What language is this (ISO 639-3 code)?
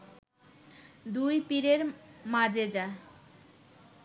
ben